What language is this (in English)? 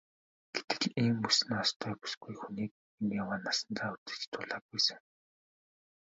Mongolian